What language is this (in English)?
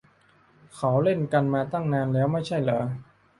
Thai